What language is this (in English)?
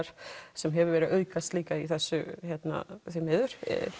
Icelandic